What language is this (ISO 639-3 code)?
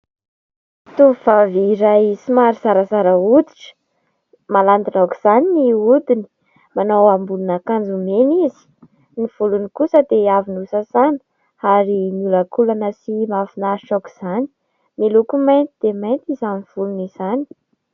mlg